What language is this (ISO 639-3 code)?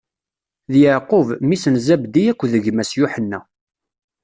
kab